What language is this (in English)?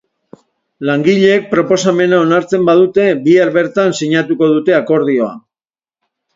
Basque